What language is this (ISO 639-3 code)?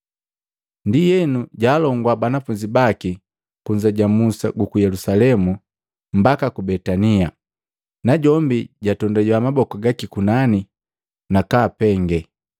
mgv